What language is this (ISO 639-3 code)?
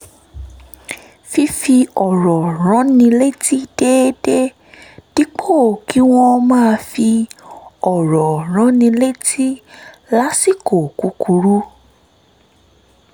yor